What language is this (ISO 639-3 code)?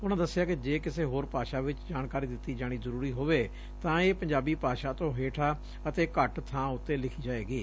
pan